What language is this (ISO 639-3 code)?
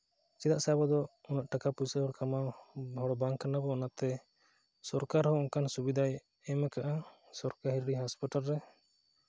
sat